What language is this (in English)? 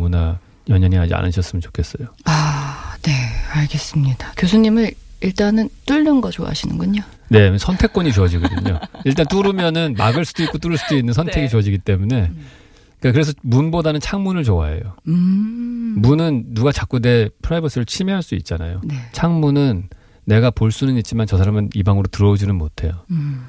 Korean